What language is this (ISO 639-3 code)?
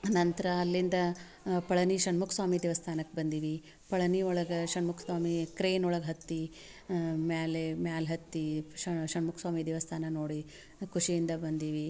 kan